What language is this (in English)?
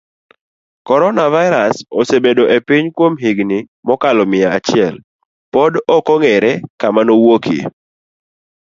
Luo (Kenya and Tanzania)